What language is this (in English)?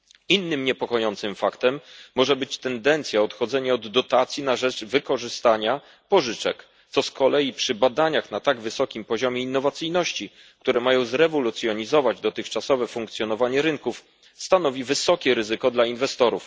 Polish